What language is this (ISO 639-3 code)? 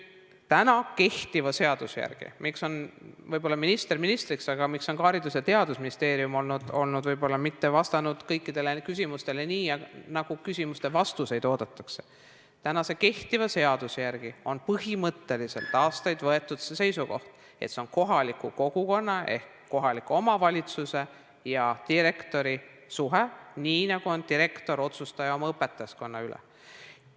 est